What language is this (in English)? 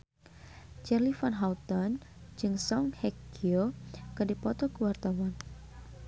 Sundanese